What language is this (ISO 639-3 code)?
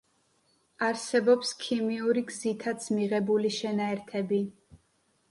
kat